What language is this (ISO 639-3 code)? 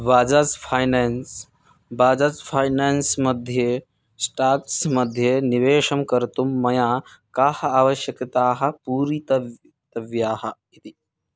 san